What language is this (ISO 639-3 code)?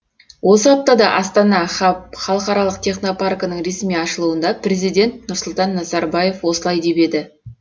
kaz